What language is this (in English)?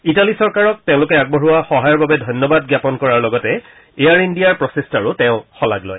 Assamese